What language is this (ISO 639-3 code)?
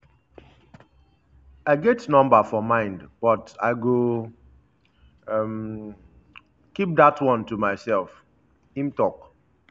pcm